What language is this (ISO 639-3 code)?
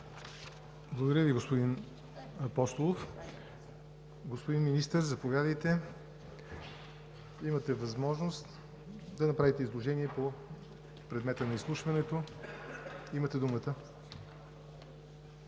bul